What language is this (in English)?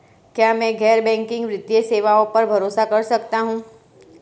Hindi